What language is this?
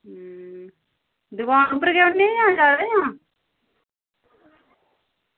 Dogri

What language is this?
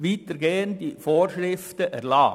Swiss German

